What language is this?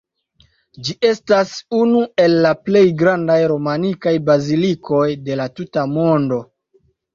Esperanto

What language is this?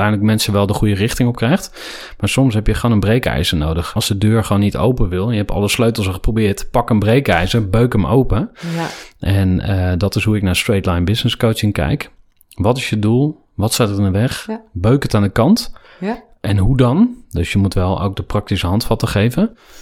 Dutch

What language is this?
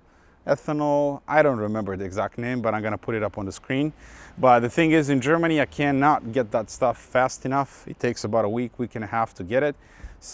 English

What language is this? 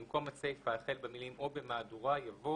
Hebrew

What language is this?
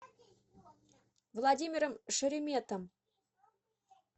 Russian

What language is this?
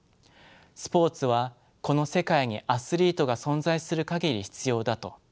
Japanese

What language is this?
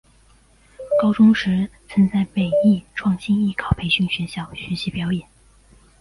Chinese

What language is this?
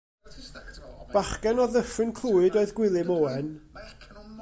Welsh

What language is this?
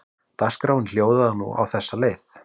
Icelandic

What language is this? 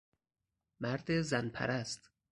Persian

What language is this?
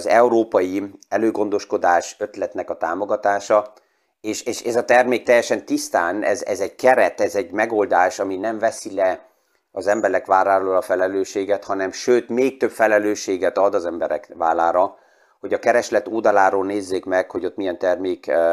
Hungarian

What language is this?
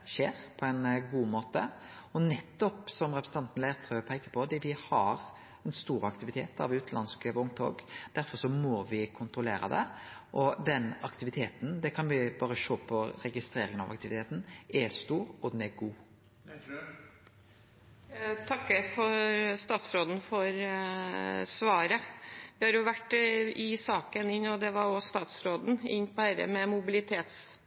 Norwegian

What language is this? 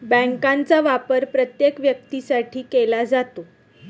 Marathi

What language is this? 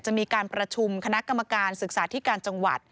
Thai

